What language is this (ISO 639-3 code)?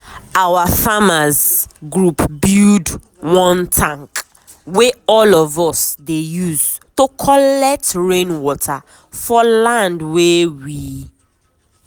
pcm